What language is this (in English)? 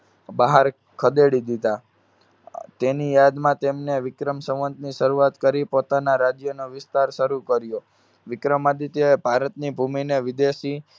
Gujarati